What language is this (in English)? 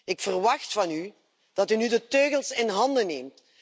Dutch